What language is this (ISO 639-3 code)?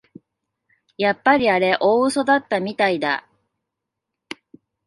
jpn